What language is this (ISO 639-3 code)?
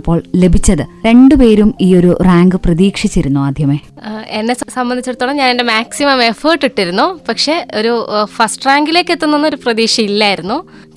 mal